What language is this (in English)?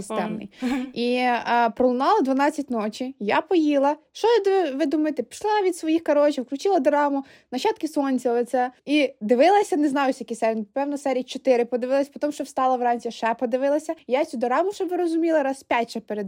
Ukrainian